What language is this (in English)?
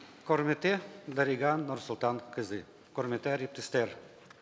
Kazakh